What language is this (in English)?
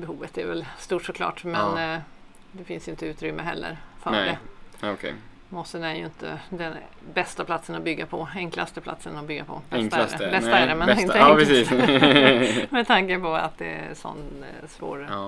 Swedish